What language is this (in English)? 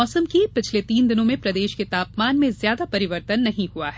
Hindi